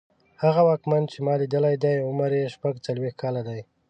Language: Pashto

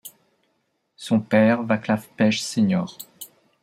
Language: French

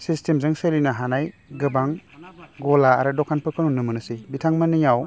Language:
Bodo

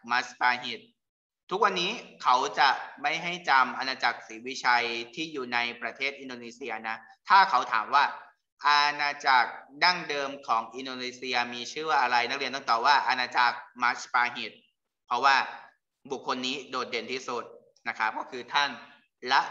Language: Thai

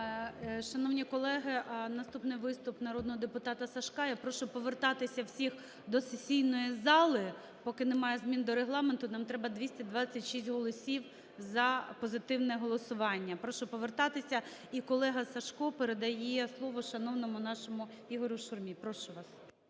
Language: Ukrainian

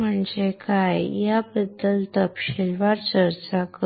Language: Marathi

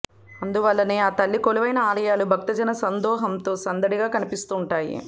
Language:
Telugu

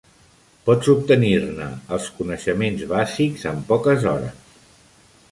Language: Catalan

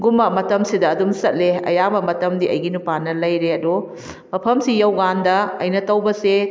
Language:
Manipuri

